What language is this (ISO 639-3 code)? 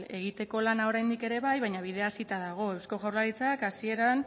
eus